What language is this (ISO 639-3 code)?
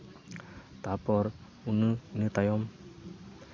sat